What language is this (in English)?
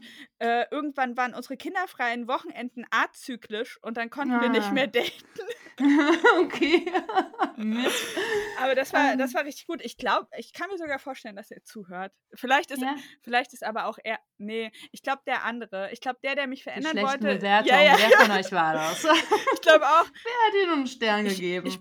German